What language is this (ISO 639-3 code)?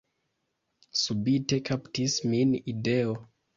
epo